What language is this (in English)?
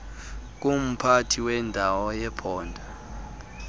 Xhosa